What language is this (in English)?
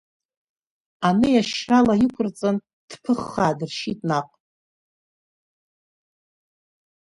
Abkhazian